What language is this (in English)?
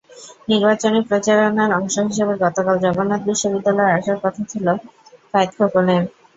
Bangla